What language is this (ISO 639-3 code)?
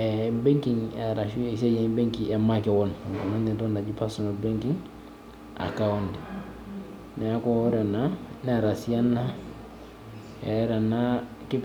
mas